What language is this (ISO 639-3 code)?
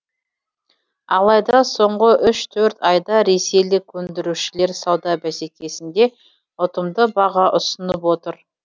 kaz